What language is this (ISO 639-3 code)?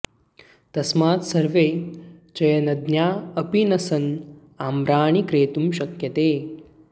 san